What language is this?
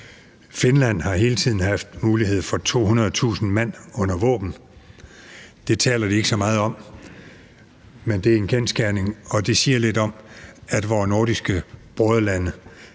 Danish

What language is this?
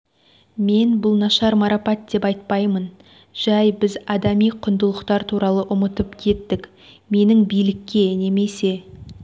Kazakh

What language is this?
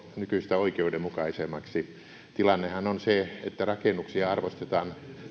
Finnish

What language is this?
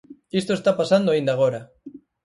Galician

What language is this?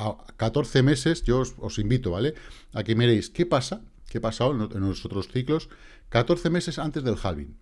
Spanish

